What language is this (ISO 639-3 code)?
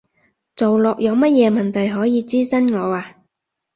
yue